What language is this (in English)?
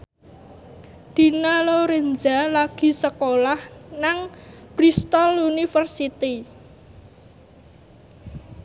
Javanese